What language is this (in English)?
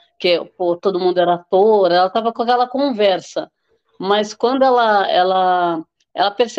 Portuguese